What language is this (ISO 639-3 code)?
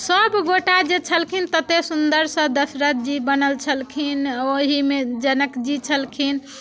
mai